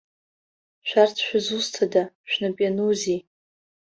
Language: Abkhazian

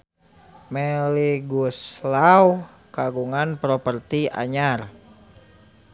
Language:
Sundanese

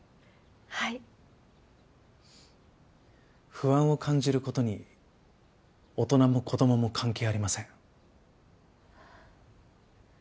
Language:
Japanese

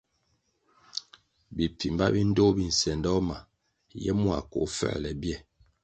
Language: Kwasio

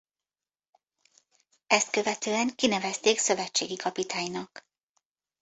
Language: Hungarian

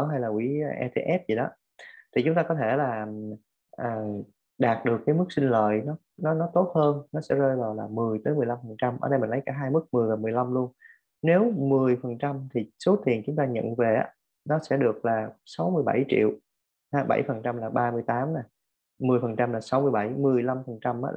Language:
Vietnamese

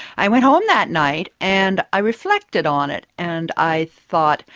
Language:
English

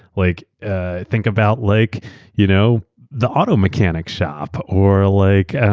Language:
English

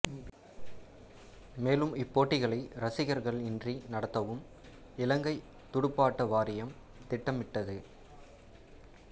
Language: Tamil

